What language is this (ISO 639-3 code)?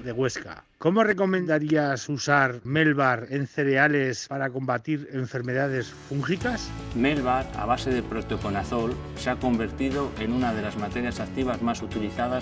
spa